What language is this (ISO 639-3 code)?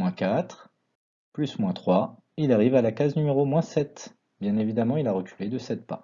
fra